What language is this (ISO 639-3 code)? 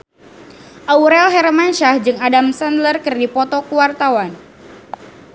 sun